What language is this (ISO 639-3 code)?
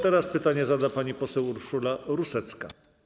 pol